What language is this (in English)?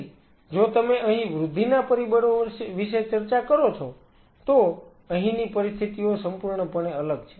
Gujarati